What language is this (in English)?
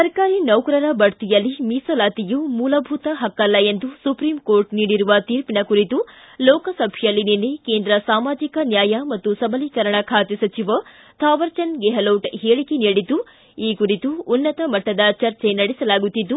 Kannada